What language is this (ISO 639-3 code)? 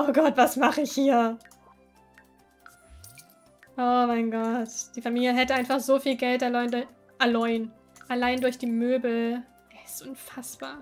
deu